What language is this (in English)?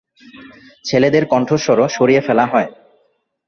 Bangla